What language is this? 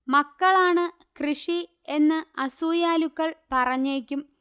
Malayalam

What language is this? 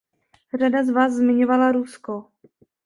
Czech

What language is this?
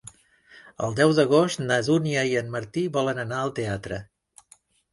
Catalan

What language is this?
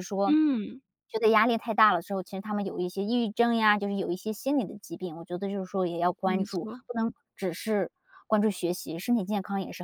Chinese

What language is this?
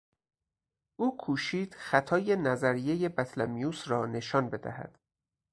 Persian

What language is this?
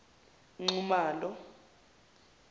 Zulu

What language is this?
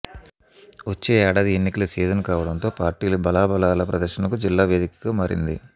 Telugu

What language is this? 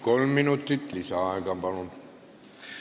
Estonian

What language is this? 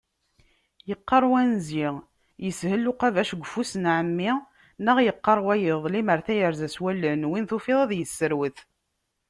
Kabyle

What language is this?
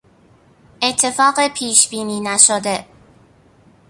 Persian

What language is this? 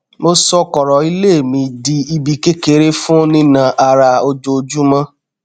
Yoruba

